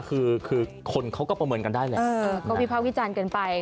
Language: Thai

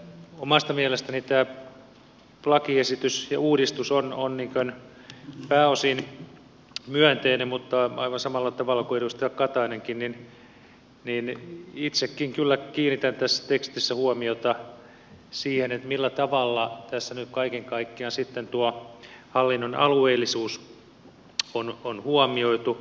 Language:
Finnish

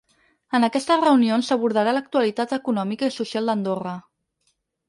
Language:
Catalan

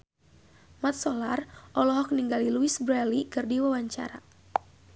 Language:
Sundanese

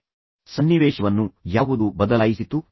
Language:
Kannada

